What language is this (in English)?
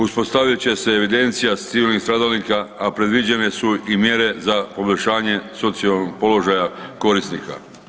Croatian